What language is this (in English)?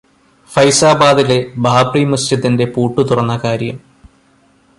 Malayalam